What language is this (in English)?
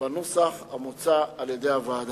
Hebrew